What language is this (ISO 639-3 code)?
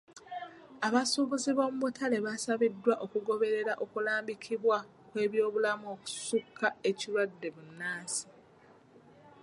lug